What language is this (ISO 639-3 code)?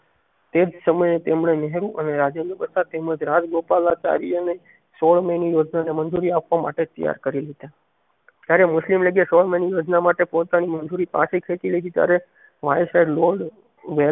guj